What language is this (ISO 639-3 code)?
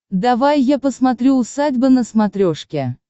rus